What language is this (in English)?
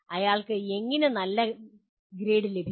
Malayalam